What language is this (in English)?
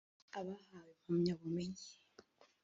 Kinyarwanda